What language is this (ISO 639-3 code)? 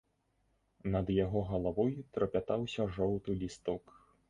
bel